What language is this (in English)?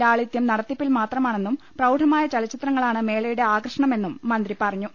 Malayalam